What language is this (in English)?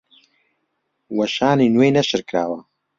Central Kurdish